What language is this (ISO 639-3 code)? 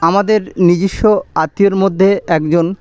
ben